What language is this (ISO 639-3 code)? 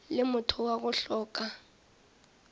nso